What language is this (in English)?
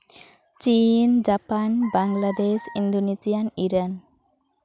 Santali